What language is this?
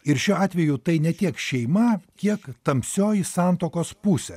Lithuanian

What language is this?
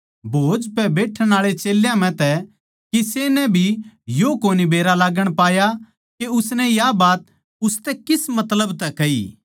Haryanvi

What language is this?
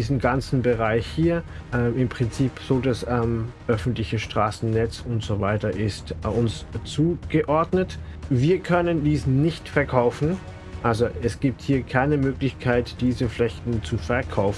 German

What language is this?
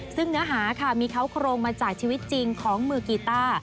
Thai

